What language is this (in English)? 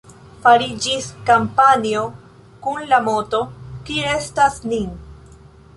Esperanto